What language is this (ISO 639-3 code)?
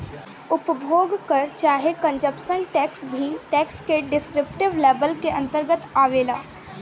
bho